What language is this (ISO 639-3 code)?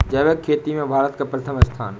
hin